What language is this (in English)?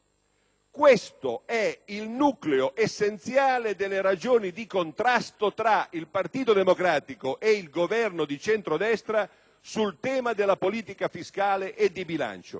Italian